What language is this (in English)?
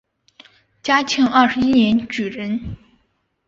Chinese